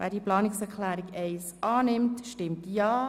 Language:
Swiss German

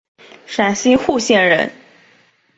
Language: Chinese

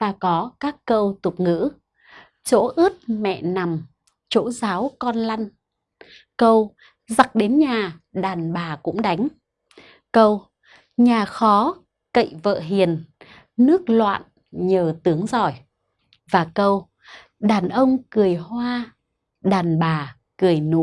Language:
Vietnamese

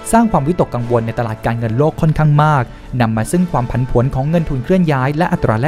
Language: Thai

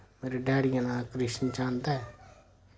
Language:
Dogri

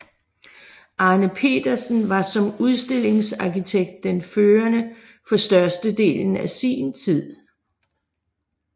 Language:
Danish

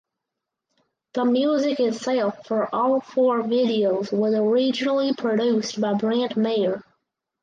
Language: English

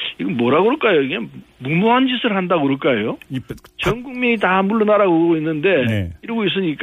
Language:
Korean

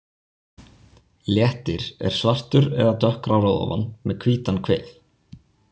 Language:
Icelandic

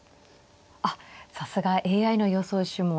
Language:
Japanese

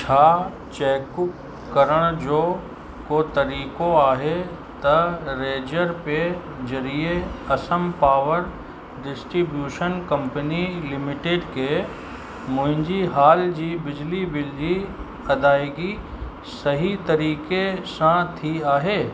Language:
Sindhi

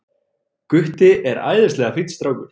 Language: Icelandic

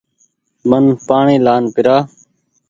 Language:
Goaria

